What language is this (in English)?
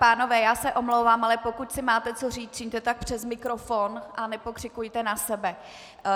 Czech